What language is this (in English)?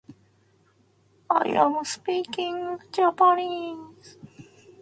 Japanese